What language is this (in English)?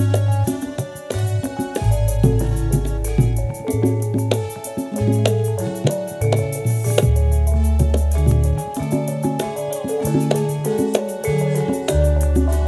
Indonesian